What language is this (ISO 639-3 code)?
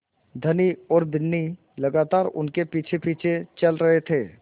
hin